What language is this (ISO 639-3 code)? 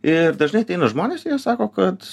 lit